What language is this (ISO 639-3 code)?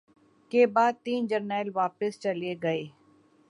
urd